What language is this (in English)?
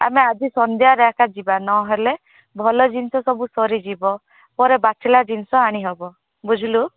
Odia